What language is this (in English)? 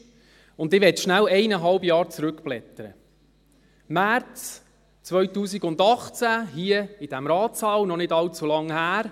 Swiss German